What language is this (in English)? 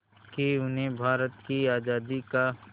Hindi